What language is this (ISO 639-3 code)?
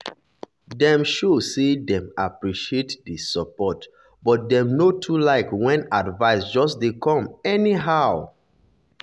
pcm